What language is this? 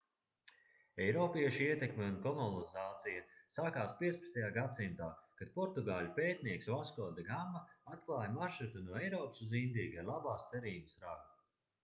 Latvian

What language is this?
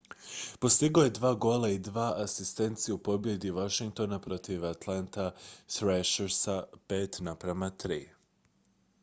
Croatian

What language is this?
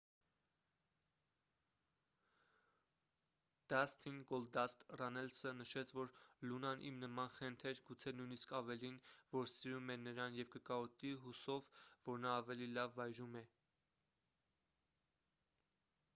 Armenian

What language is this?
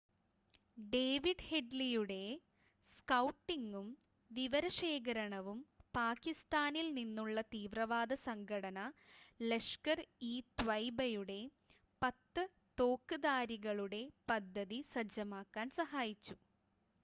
Malayalam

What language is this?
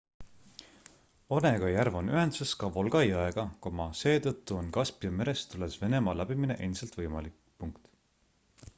Estonian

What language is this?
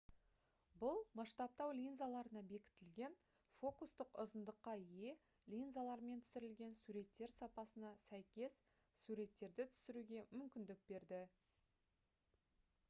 Kazakh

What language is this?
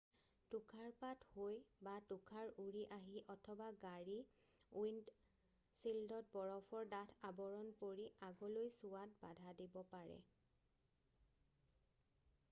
Assamese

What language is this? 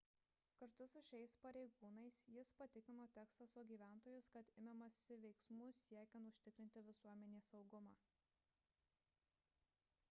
Lithuanian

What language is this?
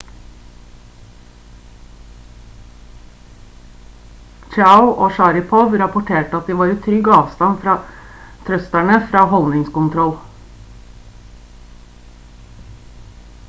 Norwegian Bokmål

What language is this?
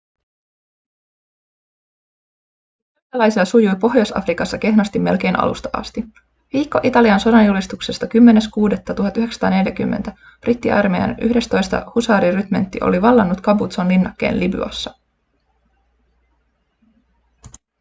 Finnish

